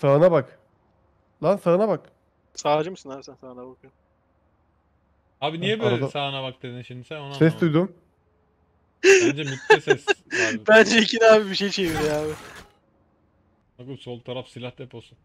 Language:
Turkish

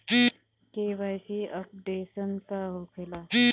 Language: Bhojpuri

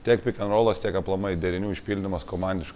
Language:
Lithuanian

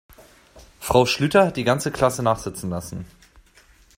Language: German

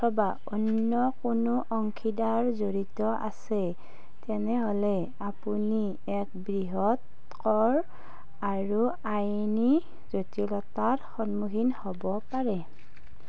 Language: Assamese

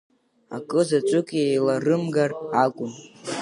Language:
Abkhazian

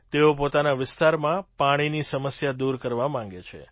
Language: Gujarati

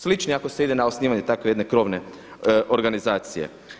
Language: Croatian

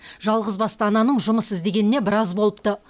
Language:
Kazakh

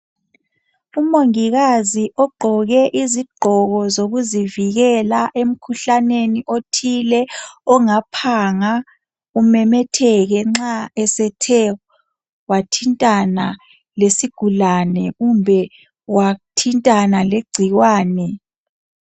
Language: North Ndebele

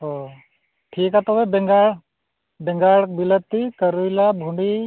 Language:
Santali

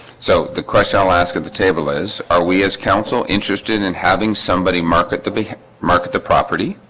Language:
English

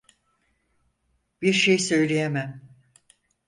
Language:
Turkish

